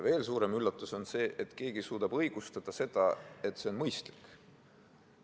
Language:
Estonian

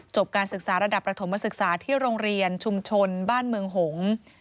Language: Thai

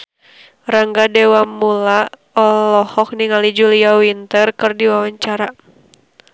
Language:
Sundanese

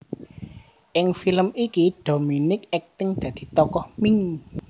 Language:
Javanese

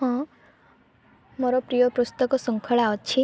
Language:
Odia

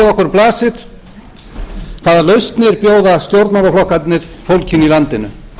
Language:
Icelandic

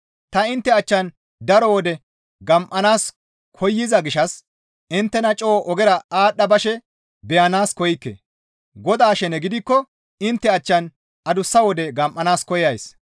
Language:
Gamo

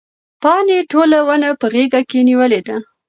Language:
Pashto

